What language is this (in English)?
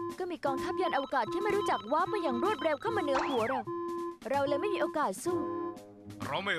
Thai